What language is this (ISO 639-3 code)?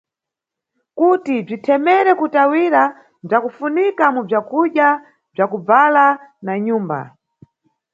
nyu